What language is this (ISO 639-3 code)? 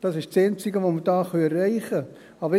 gsw